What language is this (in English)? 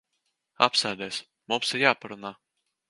Latvian